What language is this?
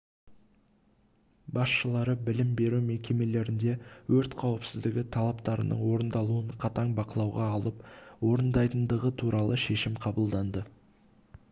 Kazakh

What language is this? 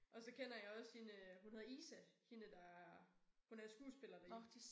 Danish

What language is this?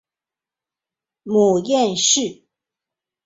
Chinese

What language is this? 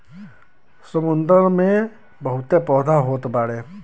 Bhojpuri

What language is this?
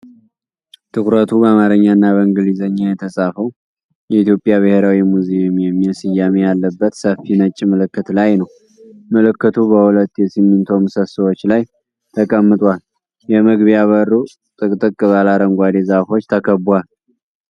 Amharic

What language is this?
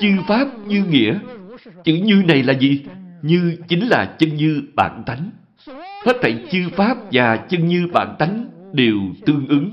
Vietnamese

